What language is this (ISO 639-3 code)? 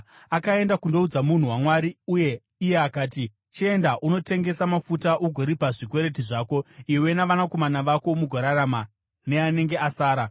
sna